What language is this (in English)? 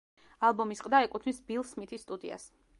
Georgian